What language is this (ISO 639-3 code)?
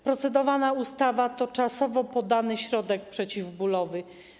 pol